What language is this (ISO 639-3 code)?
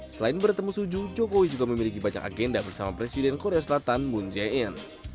ind